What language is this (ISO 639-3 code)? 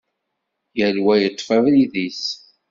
kab